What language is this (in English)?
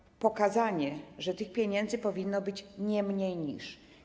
Polish